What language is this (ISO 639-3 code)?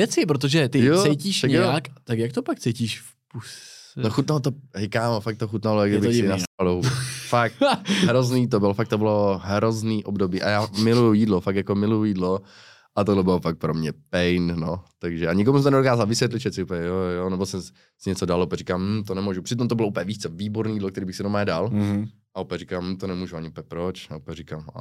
ces